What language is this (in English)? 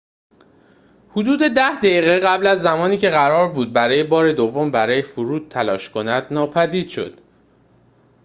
Persian